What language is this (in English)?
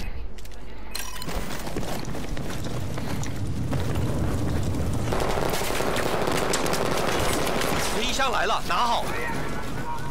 Polish